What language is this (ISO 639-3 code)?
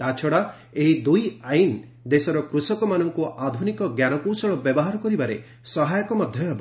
ori